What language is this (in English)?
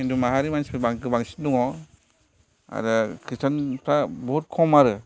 Bodo